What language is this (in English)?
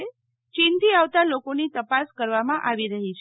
Gujarati